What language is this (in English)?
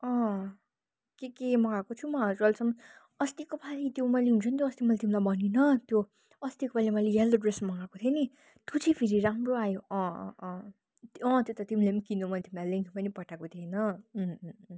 Nepali